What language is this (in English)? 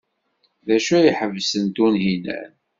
Kabyle